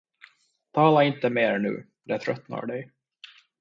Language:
Swedish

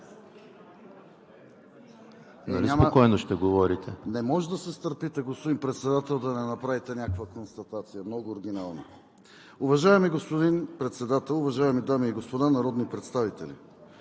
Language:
Bulgarian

